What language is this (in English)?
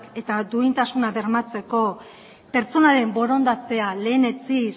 Basque